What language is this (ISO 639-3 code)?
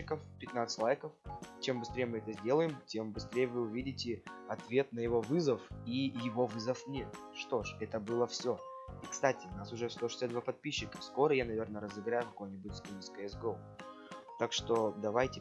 rus